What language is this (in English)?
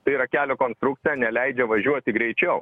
Lithuanian